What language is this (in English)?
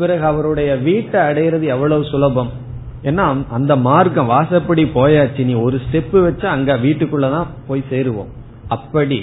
Tamil